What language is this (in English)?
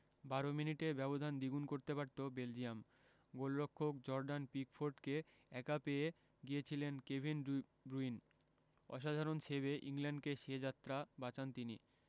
Bangla